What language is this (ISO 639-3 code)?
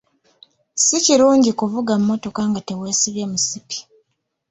lug